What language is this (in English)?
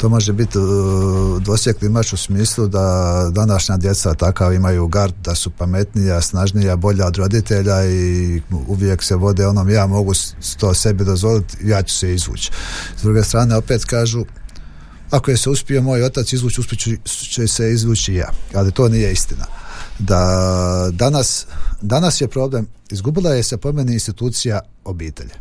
Croatian